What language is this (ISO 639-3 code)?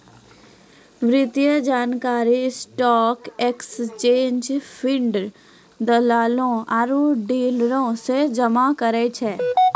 mai